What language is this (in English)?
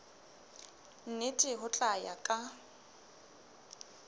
Southern Sotho